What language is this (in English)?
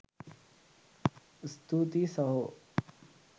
Sinhala